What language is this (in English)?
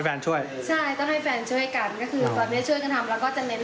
Thai